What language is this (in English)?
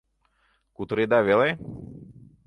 Mari